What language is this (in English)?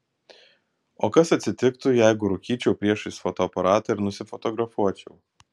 Lithuanian